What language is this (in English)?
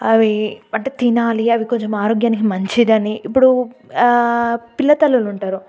Telugu